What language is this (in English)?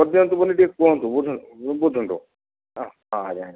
Odia